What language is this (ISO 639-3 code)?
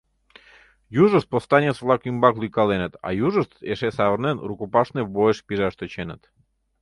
chm